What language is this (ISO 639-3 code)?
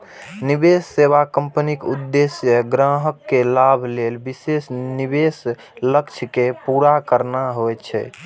mai